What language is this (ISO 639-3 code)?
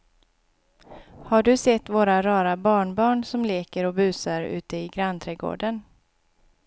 swe